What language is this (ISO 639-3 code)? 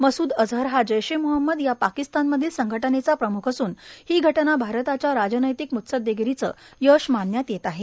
mar